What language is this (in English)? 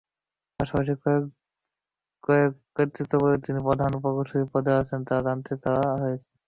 Bangla